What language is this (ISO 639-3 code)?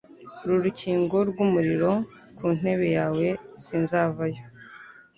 kin